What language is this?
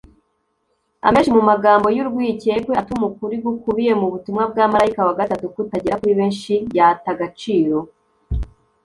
Kinyarwanda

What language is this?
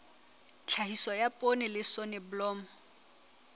Southern Sotho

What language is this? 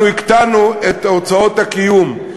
Hebrew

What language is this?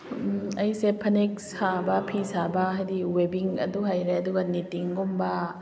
Manipuri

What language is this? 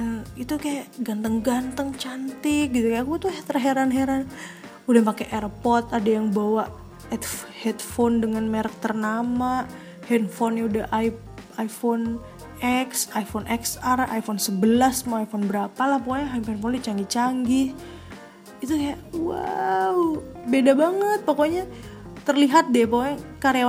Indonesian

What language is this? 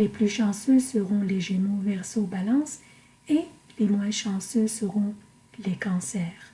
French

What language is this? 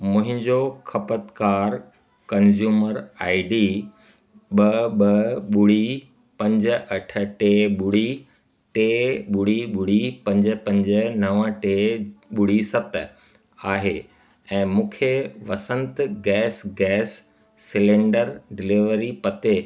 Sindhi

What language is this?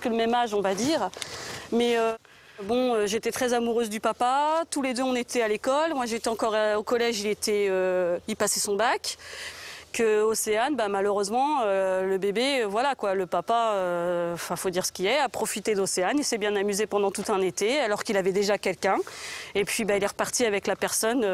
French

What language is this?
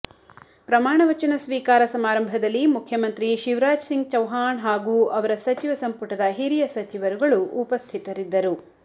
Kannada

